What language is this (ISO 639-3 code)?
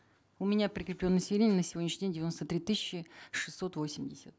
kaz